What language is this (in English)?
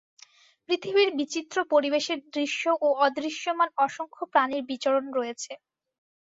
Bangla